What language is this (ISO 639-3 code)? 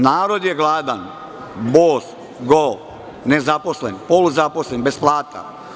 srp